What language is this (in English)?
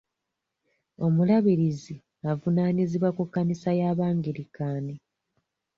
Ganda